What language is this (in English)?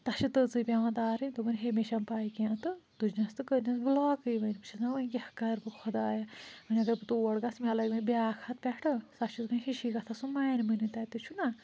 Kashmiri